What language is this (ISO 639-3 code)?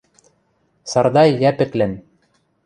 mrj